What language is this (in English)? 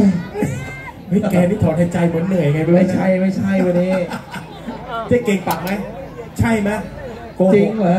Thai